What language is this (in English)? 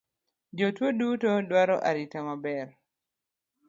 Luo (Kenya and Tanzania)